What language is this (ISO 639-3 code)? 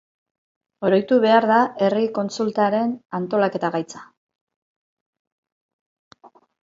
eus